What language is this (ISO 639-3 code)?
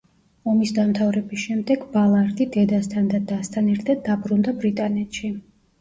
kat